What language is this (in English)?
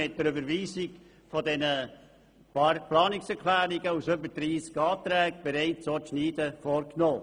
Swiss German